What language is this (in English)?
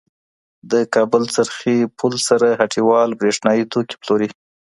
Pashto